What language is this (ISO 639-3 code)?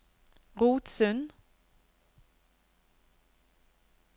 nor